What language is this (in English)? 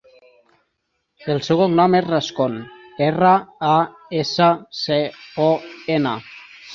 Catalan